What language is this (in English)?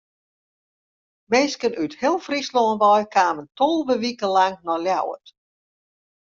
Western Frisian